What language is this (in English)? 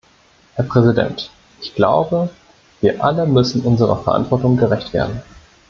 German